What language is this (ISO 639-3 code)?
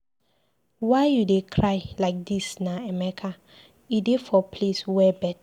pcm